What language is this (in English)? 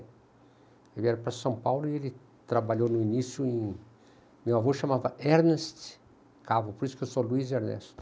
Portuguese